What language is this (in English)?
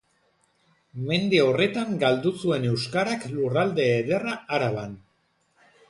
Basque